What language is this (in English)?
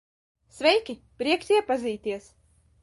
Latvian